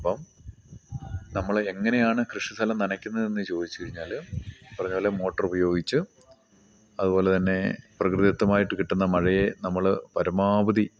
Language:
Malayalam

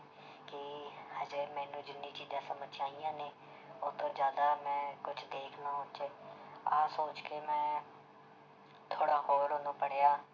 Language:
Punjabi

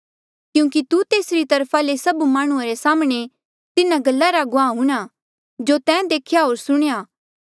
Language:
Mandeali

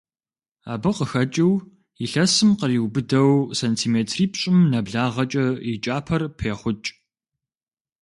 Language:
Kabardian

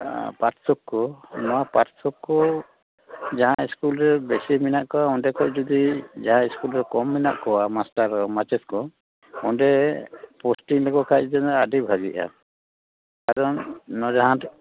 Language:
Santali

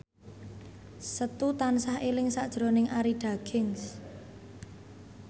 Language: Javanese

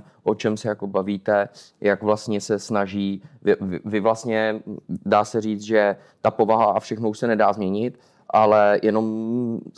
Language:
Czech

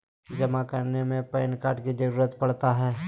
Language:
Magahi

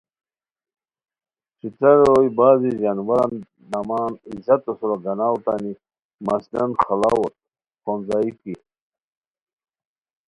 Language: Khowar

